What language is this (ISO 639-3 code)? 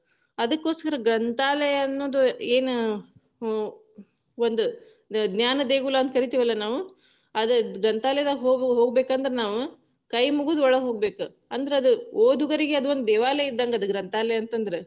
kan